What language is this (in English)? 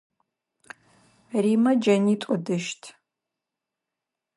Adyghe